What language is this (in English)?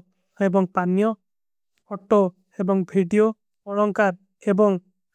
Kui (India)